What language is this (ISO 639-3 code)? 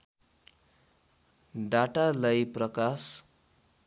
nep